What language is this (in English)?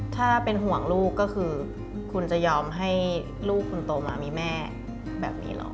Thai